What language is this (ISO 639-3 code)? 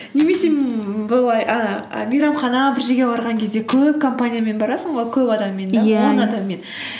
kaz